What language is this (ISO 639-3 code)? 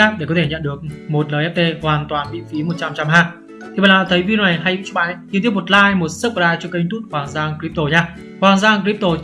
vie